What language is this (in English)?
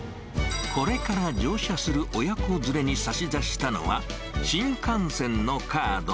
Japanese